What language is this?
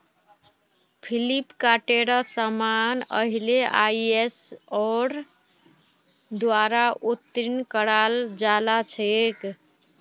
Magahi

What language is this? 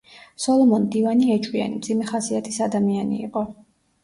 Georgian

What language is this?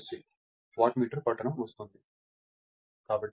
Telugu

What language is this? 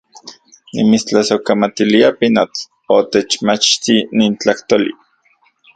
Central Puebla Nahuatl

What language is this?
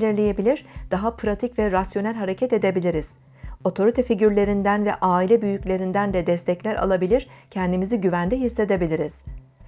Turkish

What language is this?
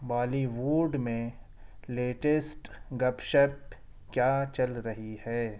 Urdu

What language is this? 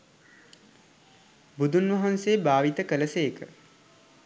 Sinhala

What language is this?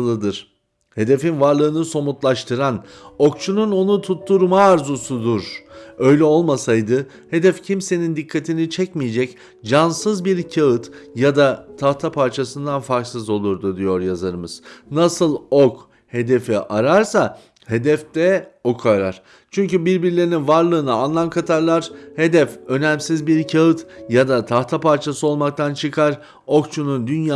Turkish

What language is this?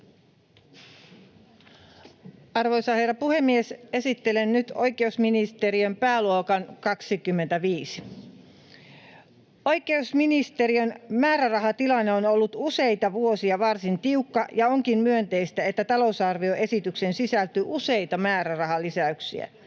Finnish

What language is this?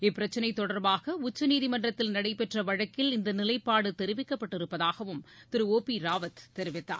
Tamil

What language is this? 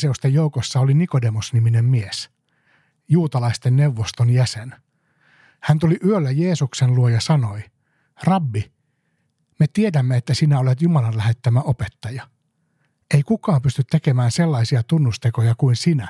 Finnish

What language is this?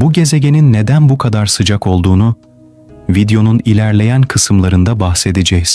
Turkish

